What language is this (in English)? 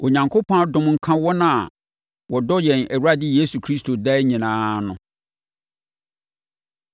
Akan